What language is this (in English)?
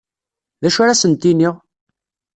Kabyle